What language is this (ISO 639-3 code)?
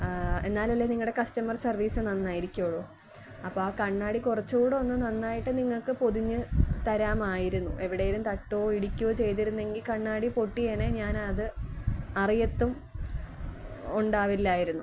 mal